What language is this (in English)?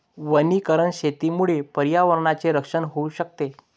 Marathi